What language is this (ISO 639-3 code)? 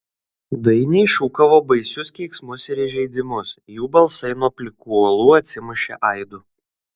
lit